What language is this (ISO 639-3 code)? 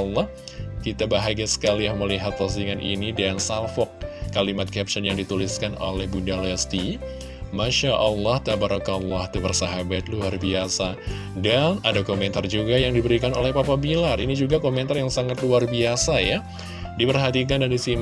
ind